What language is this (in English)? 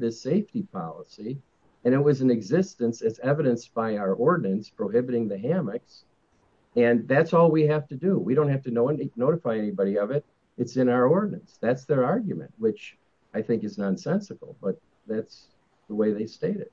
English